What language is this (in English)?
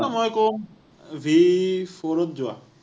Assamese